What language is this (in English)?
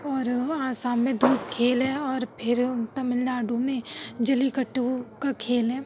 Urdu